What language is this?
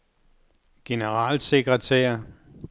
Danish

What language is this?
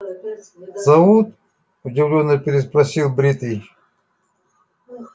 Russian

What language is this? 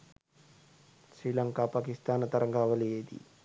Sinhala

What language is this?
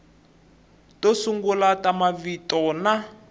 Tsonga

